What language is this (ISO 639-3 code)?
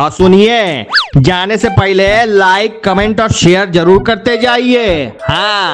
hin